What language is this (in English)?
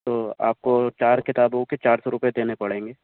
Urdu